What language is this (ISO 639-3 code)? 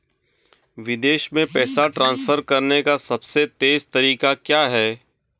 hin